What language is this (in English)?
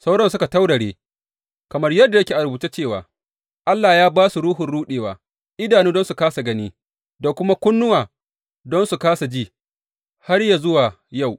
Hausa